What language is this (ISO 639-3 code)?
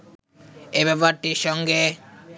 ben